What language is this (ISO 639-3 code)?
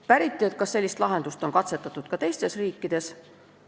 est